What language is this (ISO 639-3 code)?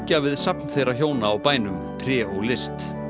isl